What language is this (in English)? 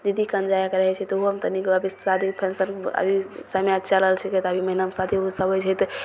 Maithili